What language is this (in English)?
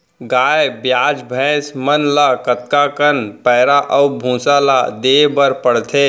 Chhattisgarhi